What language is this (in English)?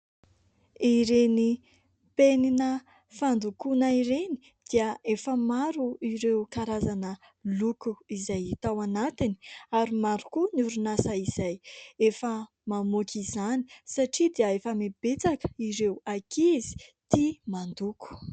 Malagasy